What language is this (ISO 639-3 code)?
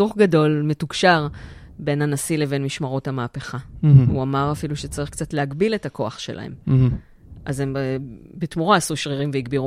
heb